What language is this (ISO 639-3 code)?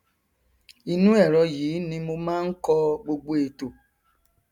yor